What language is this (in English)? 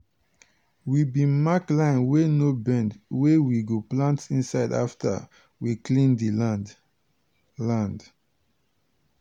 Nigerian Pidgin